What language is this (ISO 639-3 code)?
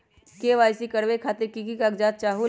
mag